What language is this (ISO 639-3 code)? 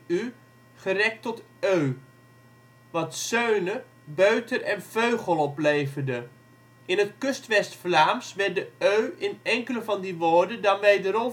nld